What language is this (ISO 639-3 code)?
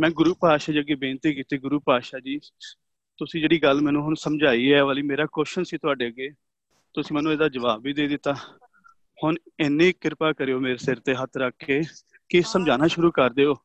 pan